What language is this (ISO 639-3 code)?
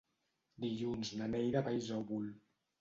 cat